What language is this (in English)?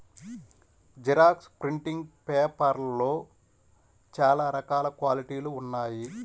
Telugu